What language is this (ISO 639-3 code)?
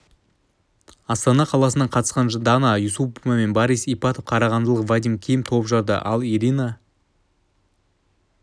kaz